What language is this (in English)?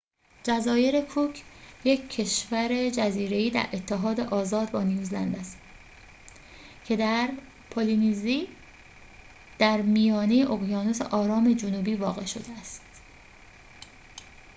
Persian